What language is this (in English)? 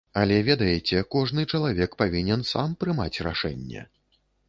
Belarusian